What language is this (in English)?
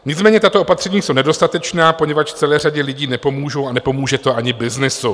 Czech